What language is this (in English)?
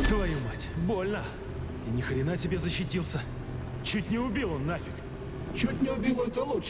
Russian